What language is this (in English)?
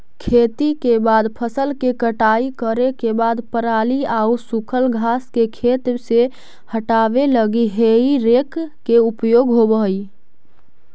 Magahi